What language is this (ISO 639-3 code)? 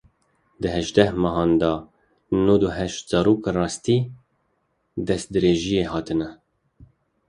kur